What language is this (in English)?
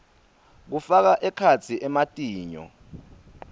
Swati